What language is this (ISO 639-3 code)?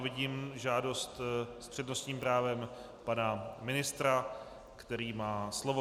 ces